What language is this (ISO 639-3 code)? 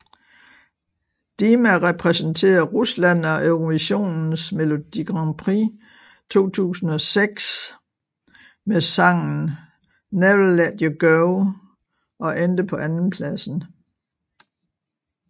dan